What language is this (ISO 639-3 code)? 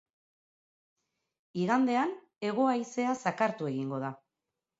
eus